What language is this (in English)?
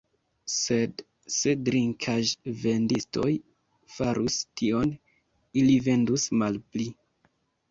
Esperanto